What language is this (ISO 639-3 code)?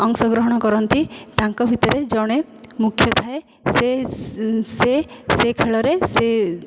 ori